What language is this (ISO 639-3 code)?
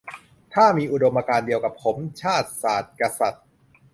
tha